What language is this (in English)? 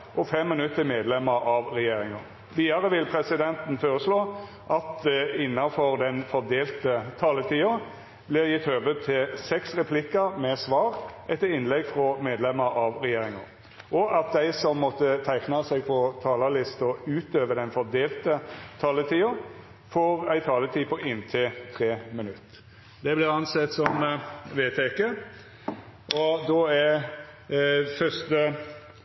Norwegian Nynorsk